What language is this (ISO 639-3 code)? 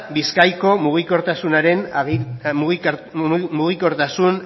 eus